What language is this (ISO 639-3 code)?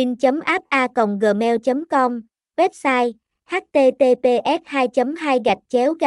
vie